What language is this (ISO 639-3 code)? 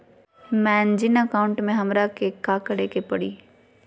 mag